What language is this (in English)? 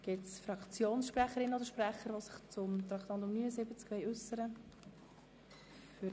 Swiss German